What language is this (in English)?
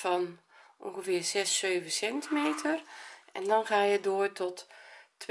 Dutch